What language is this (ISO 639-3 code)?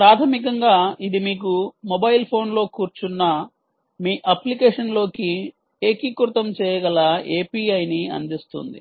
tel